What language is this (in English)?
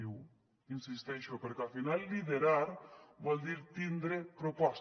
Catalan